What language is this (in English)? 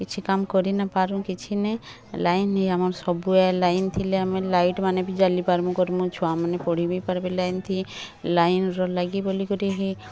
Odia